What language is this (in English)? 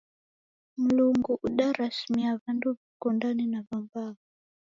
Taita